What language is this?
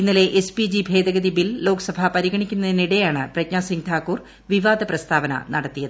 Malayalam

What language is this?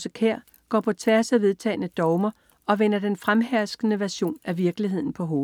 Danish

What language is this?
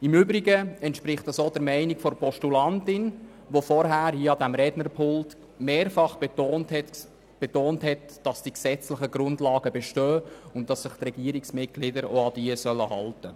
Swiss German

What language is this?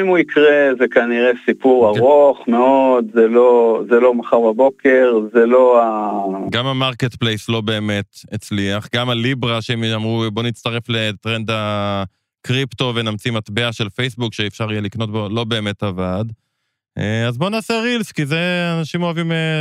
Hebrew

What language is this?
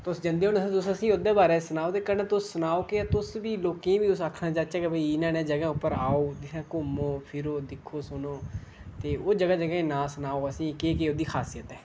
Dogri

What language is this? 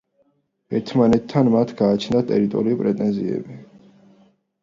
Georgian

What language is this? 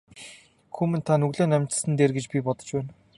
Mongolian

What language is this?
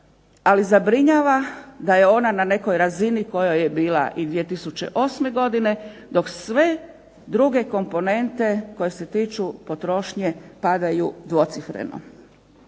Croatian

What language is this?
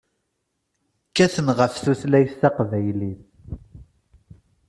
Kabyle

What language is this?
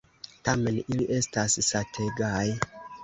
Esperanto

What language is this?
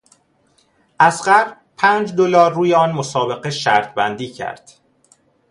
Persian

